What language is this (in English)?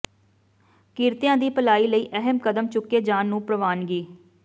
Punjabi